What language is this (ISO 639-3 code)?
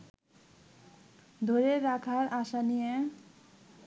ben